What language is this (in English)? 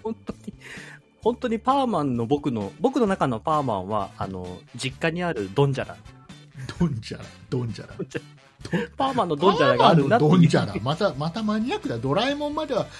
Japanese